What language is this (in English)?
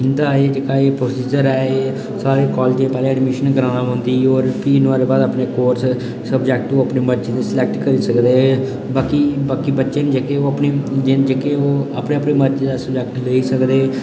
Dogri